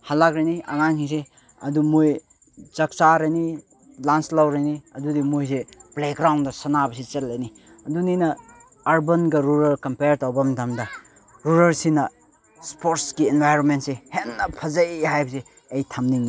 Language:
Manipuri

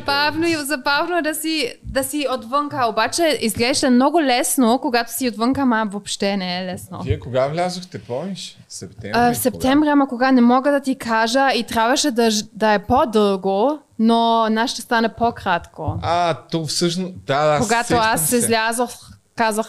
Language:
Bulgarian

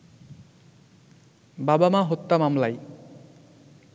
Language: Bangla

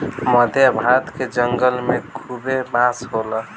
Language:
Bhojpuri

